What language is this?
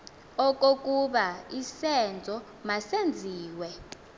Xhosa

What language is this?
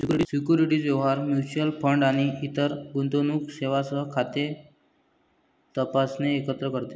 Marathi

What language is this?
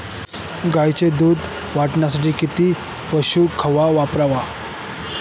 Marathi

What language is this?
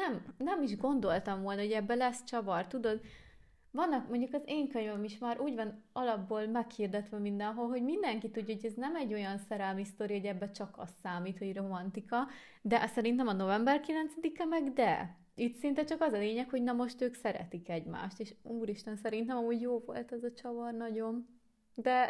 Hungarian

